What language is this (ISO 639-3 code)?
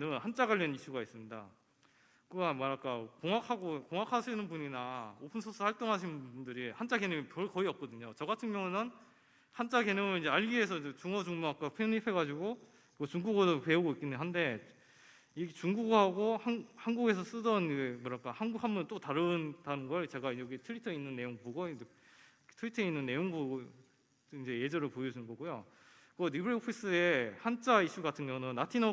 kor